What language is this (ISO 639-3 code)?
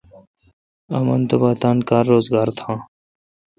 xka